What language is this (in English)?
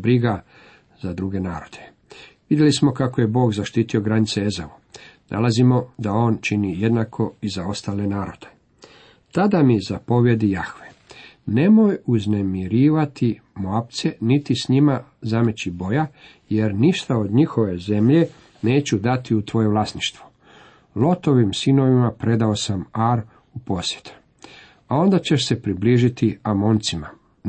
Croatian